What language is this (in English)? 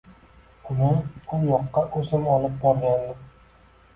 Uzbek